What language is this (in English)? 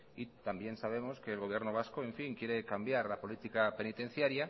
Spanish